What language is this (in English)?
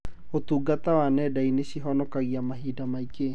Kikuyu